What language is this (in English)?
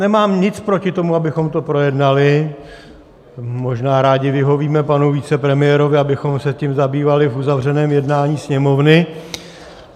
Czech